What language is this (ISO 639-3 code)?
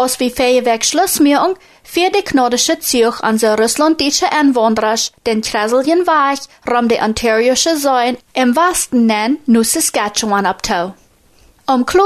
deu